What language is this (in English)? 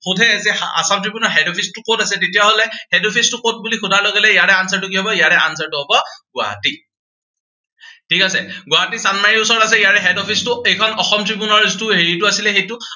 Assamese